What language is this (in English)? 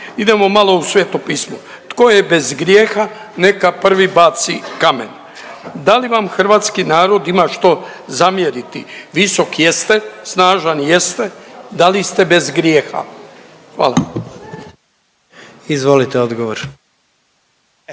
Croatian